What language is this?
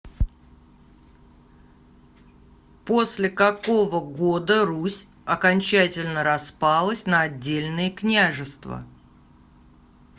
Russian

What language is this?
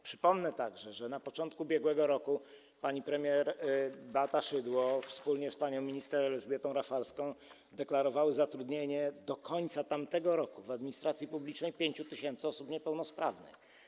Polish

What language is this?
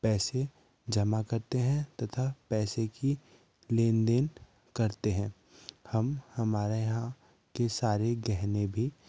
Hindi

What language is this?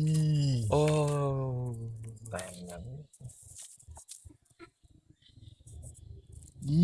Vietnamese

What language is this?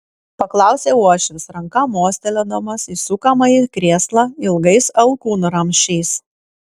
Lithuanian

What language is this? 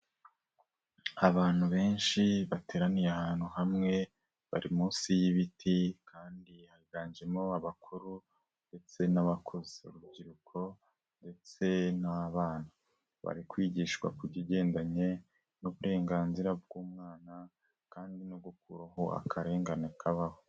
Kinyarwanda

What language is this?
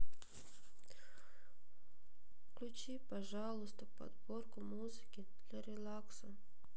Russian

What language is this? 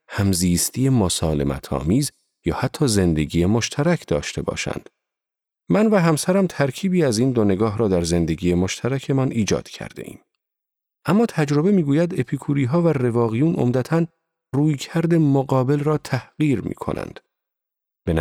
Persian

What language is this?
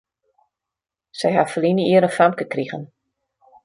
Western Frisian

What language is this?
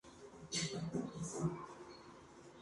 Spanish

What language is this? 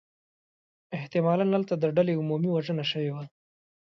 Pashto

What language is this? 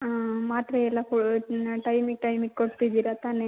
Kannada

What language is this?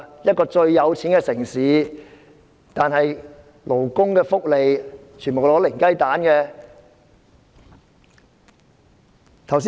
Cantonese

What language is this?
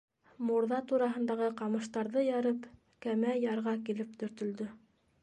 Bashkir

